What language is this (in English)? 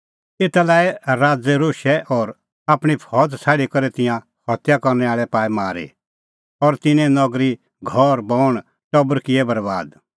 Kullu Pahari